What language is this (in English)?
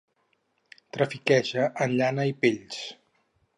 Catalan